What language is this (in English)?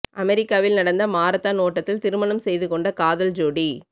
Tamil